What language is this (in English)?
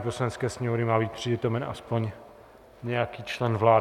Czech